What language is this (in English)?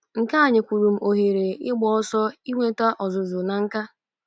Igbo